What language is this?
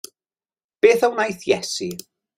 Welsh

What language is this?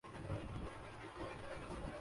Urdu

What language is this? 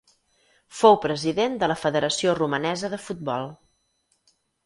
Catalan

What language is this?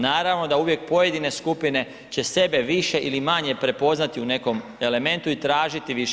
Croatian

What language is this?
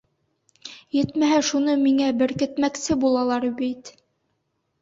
Bashkir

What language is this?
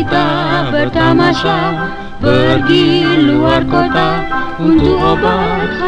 Indonesian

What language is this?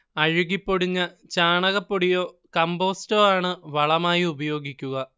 Malayalam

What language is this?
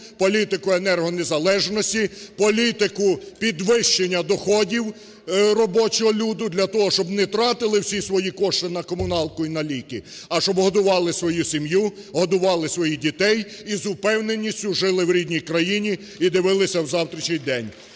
Ukrainian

